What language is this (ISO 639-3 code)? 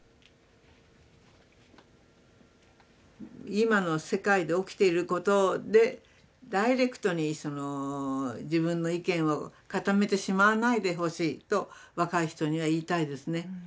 jpn